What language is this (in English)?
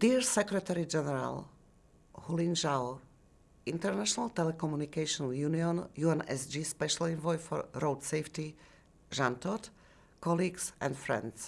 English